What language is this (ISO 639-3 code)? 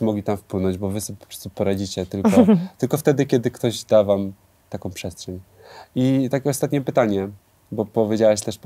pol